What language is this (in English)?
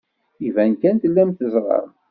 Kabyle